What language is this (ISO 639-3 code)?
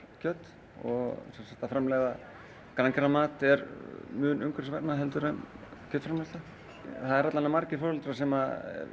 isl